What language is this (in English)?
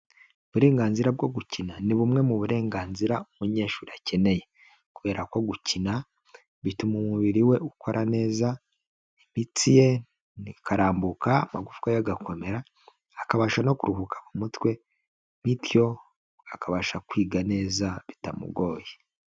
Kinyarwanda